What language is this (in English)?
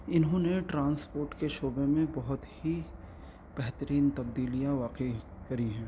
Urdu